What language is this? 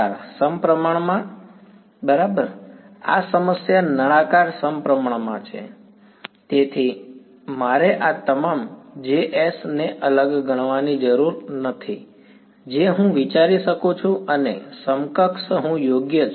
Gujarati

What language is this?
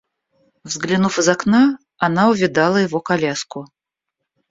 Russian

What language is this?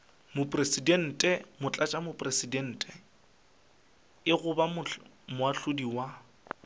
Northern Sotho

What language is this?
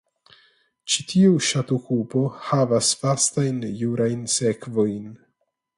Esperanto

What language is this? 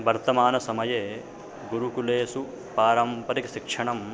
Sanskrit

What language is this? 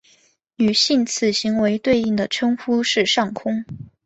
Chinese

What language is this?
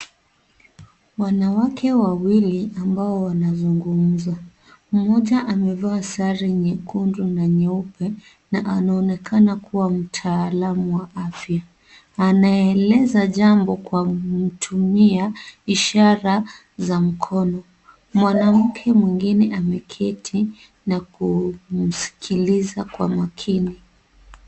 Swahili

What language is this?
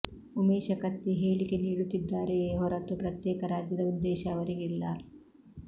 Kannada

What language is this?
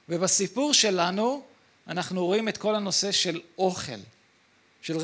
Hebrew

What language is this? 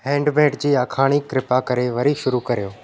Sindhi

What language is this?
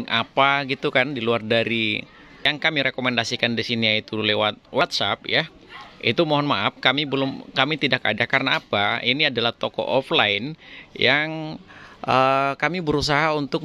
Indonesian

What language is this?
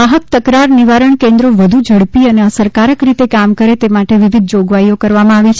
Gujarati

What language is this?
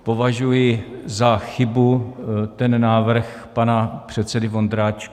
Czech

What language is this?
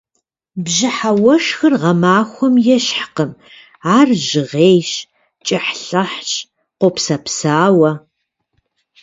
Kabardian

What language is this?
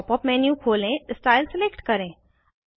Hindi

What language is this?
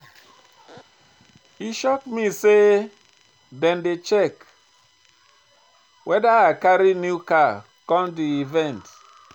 Nigerian Pidgin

